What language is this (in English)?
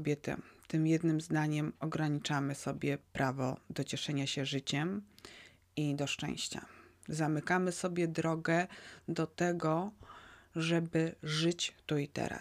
Polish